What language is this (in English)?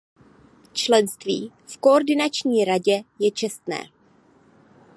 Czech